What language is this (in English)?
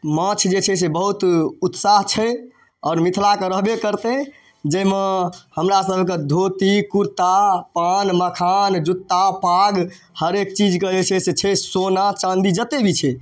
Maithili